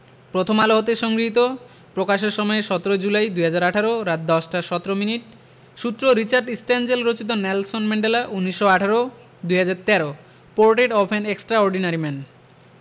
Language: Bangla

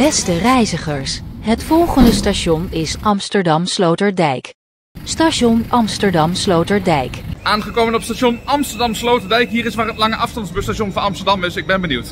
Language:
Dutch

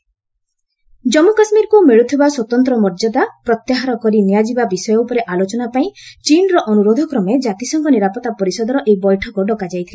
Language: Odia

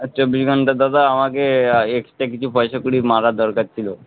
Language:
Bangla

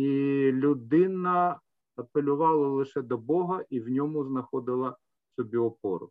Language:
Ukrainian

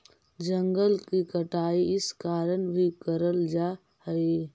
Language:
Magahi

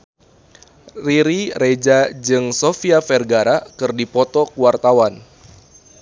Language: Sundanese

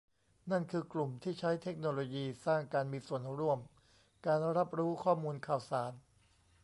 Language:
Thai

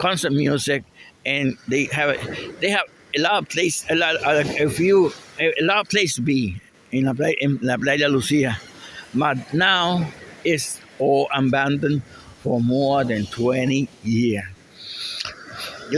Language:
English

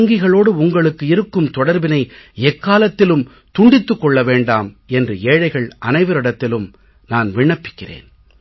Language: Tamil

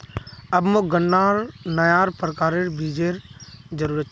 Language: Magahi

